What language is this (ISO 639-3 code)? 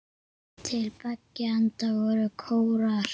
isl